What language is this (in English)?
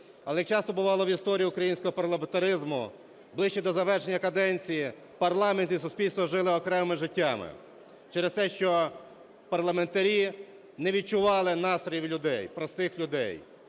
Ukrainian